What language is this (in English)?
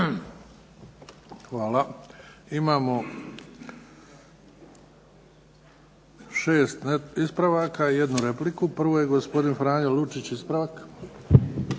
Croatian